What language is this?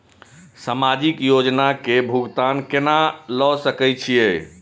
Maithili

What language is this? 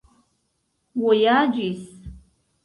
Esperanto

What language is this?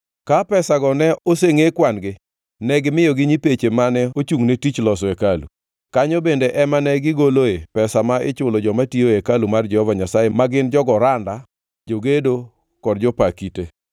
Luo (Kenya and Tanzania)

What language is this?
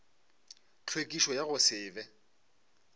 Northern Sotho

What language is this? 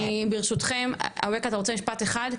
Hebrew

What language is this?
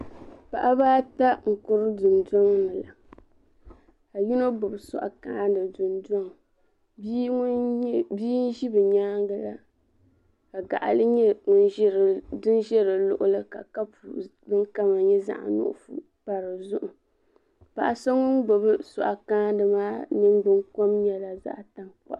Dagbani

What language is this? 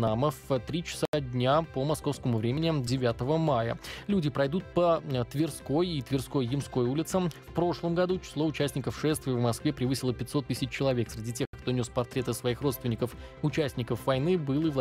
Russian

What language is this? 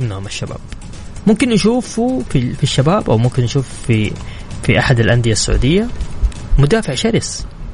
Arabic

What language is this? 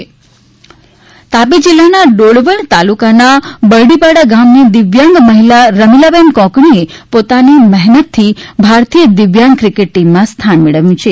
Gujarati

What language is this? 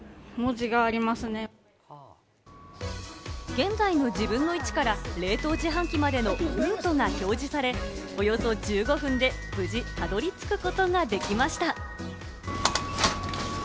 Japanese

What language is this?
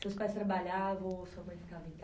Portuguese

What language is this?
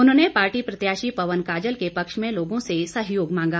Hindi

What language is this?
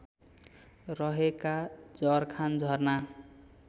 Nepali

